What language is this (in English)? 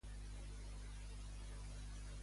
Catalan